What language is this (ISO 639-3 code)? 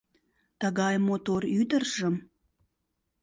chm